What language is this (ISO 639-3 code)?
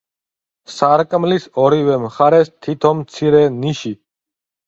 kat